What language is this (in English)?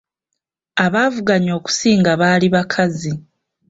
Ganda